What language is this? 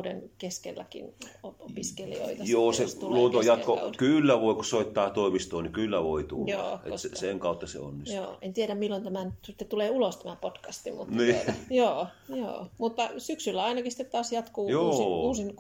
Finnish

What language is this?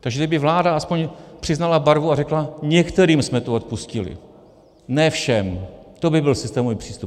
Czech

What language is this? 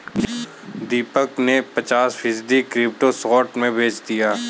Hindi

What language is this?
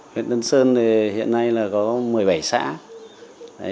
Vietnamese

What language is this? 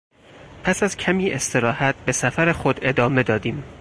Persian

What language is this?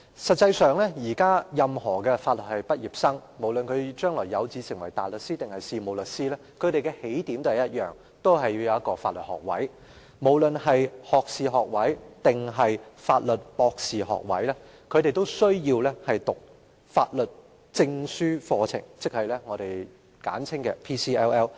Cantonese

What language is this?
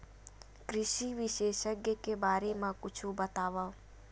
Chhattisgarhi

